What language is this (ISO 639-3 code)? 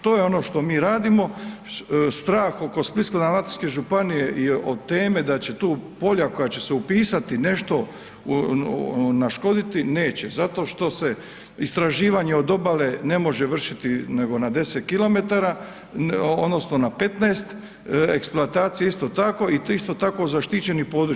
hrv